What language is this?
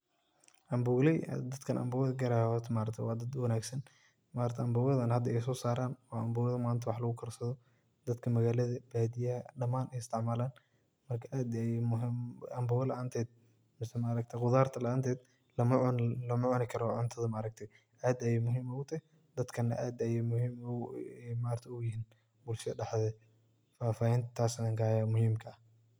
Somali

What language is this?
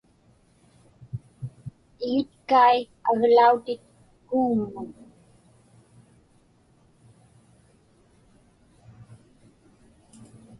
Inupiaq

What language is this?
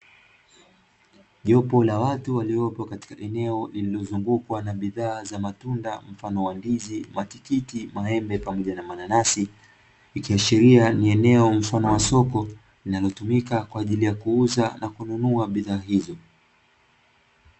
Swahili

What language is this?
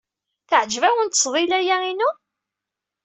Kabyle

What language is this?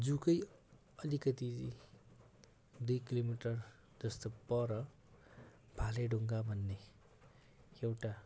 Nepali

